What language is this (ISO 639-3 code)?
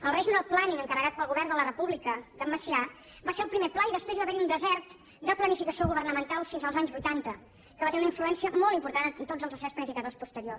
cat